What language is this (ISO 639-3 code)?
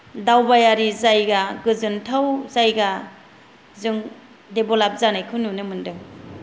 brx